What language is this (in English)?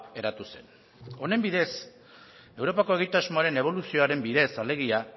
Basque